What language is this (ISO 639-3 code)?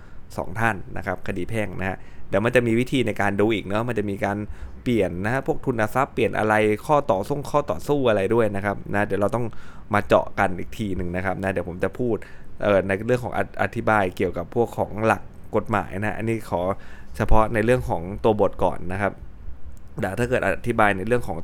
tha